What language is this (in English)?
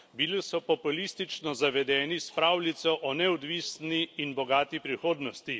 Slovenian